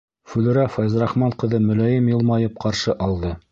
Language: Bashkir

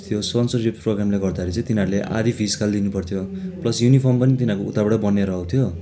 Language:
Nepali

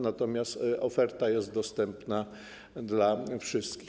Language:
Polish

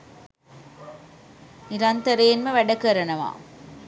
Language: Sinhala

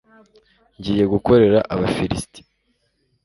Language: Kinyarwanda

